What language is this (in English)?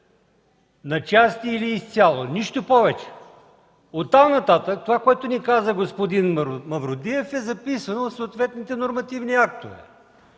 Bulgarian